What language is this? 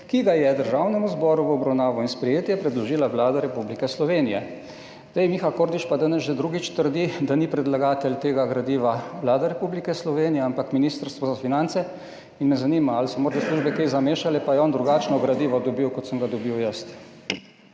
Slovenian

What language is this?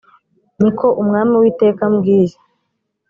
Kinyarwanda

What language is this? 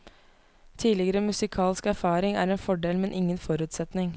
Norwegian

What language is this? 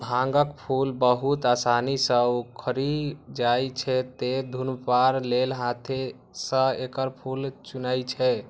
Maithili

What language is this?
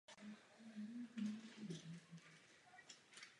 Czech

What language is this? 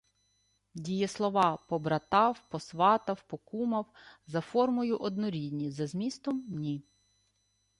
Ukrainian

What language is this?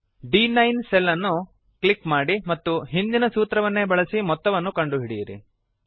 Kannada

